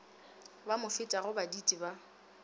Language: Northern Sotho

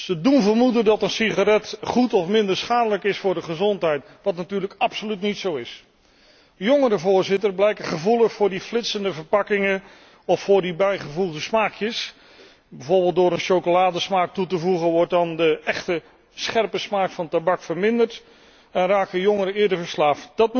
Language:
Dutch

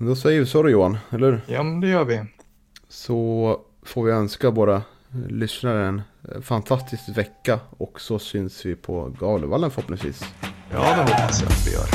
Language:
Swedish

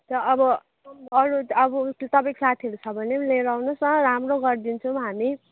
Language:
Nepali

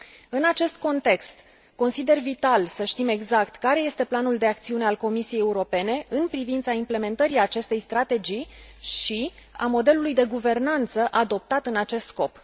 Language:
Romanian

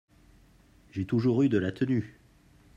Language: French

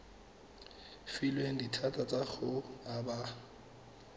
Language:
Tswana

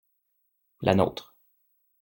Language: French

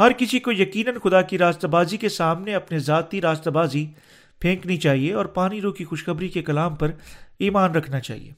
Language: Urdu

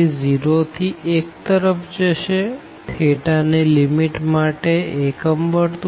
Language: Gujarati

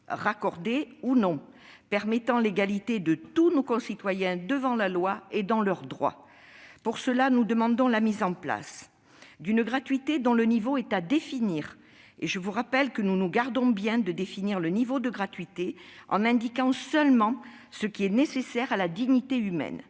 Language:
French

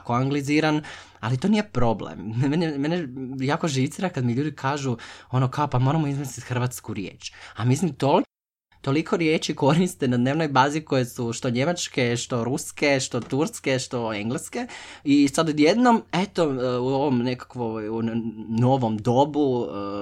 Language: Croatian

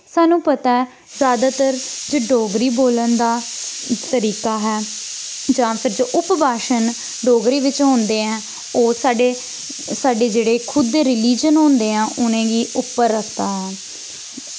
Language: Dogri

